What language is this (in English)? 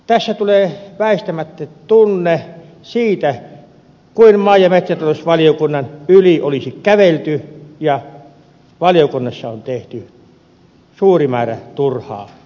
Finnish